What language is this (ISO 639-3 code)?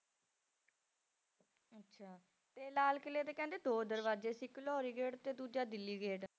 pan